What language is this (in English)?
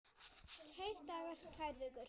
Icelandic